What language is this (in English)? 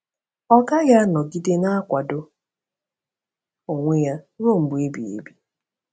Igbo